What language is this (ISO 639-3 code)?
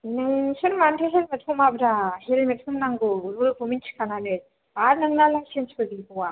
brx